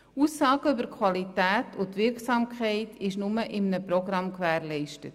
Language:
Swiss German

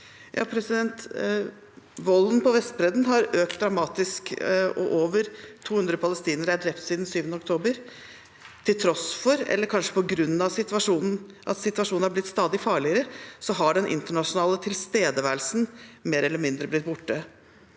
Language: Norwegian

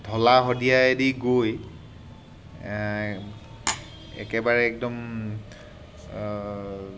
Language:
Assamese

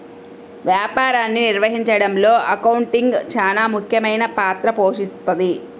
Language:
Telugu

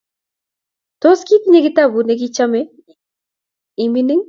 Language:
Kalenjin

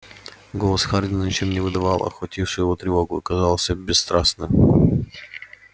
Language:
Russian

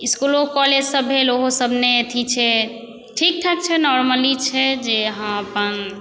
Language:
Maithili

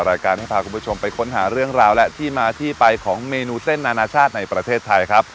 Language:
Thai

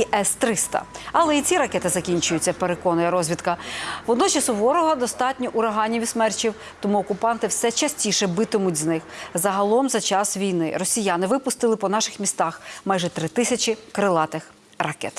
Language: Ukrainian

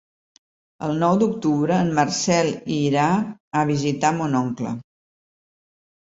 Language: Catalan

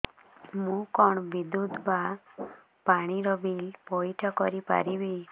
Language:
Odia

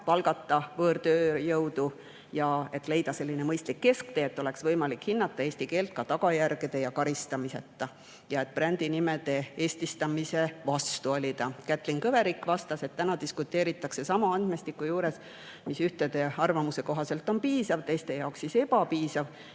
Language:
Estonian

